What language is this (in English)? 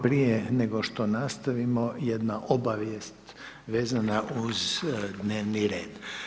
Croatian